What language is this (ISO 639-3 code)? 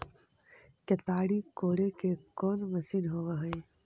mag